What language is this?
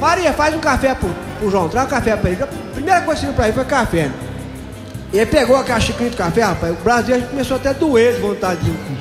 Portuguese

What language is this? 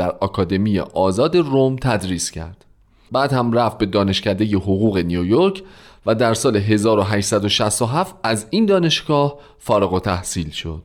Persian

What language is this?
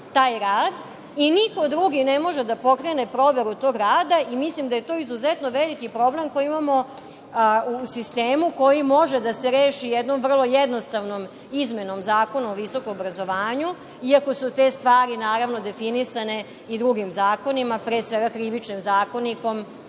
Serbian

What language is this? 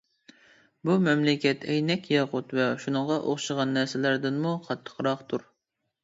Uyghur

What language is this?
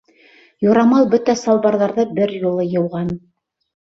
Bashkir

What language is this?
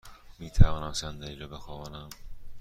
Persian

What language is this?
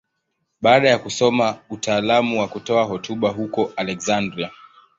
Swahili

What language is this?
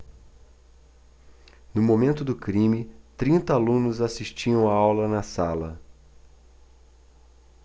Portuguese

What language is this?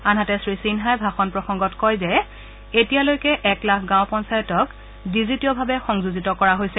Assamese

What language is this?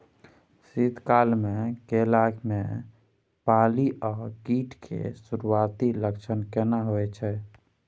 Maithili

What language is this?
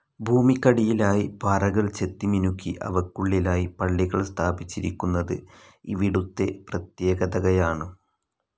Malayalam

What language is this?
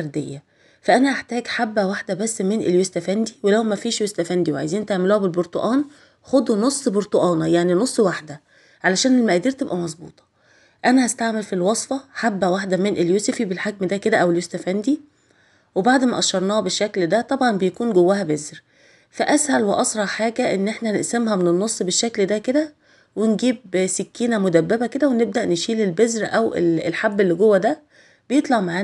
Arabic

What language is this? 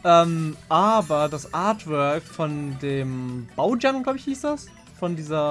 German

